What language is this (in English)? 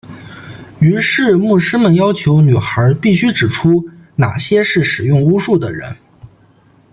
Chinese